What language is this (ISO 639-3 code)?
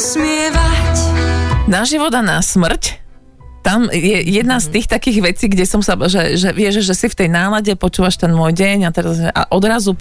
slk